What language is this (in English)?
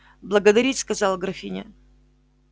Russian